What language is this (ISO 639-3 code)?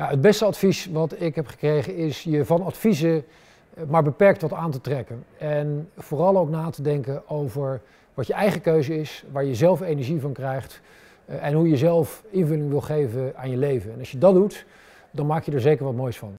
nld